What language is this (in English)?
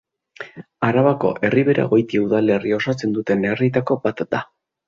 Basque